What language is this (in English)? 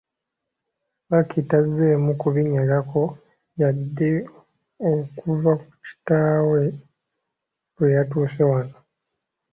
Ganda